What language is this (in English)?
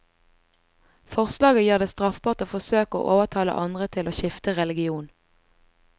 Norwegian